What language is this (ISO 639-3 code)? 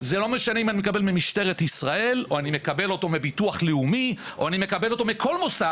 heb